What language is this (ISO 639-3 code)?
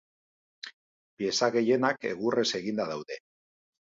eus